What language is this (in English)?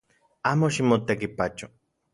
Central Puebla Nahuatl